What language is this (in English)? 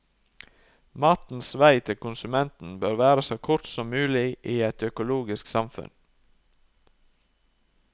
Norwegian